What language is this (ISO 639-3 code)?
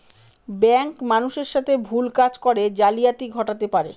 ben